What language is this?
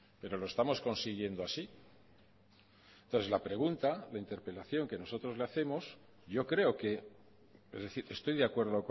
Spanish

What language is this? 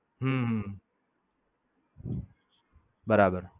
Gujarati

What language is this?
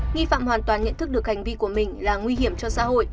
Vietnamese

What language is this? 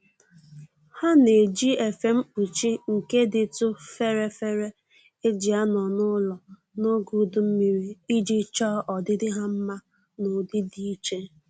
Igbo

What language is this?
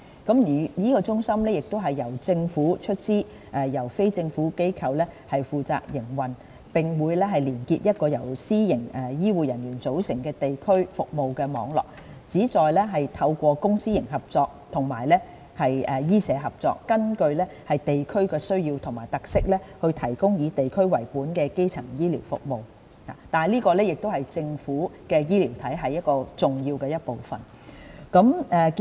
Cantonese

